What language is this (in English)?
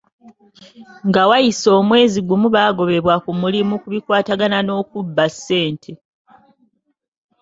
Ganda